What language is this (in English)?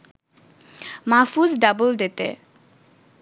Bangla